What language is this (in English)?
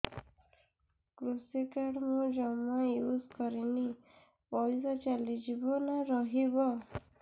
Odia